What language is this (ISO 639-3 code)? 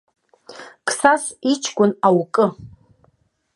abk